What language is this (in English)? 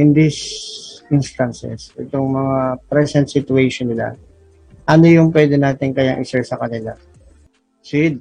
Filipino